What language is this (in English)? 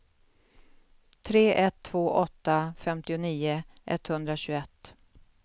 Swedish